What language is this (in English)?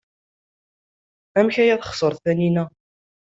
Kabyle